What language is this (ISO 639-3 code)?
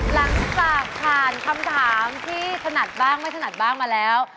tha